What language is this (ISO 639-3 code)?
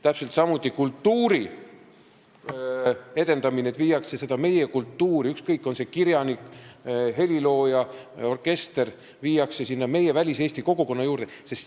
est